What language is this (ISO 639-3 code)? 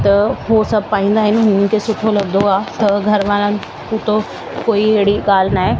snd